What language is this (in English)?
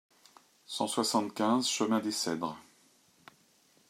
French